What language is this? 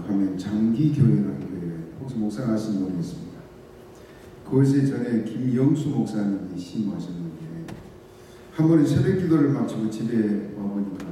Korean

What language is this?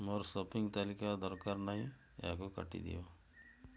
Odia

